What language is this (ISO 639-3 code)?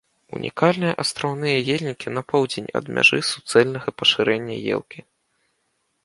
bel